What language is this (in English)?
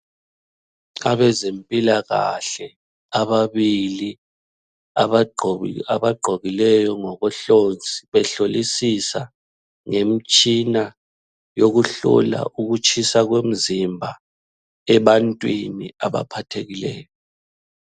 North Ndebele